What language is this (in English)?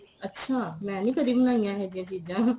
Punjabi